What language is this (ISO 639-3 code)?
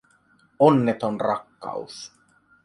fin